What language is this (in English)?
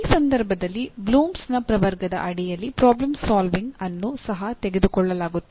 Kannada